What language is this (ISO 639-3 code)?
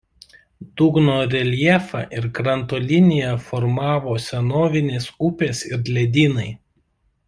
lit